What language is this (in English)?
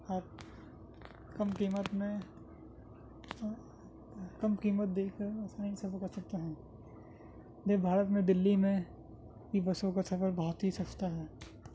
Urdu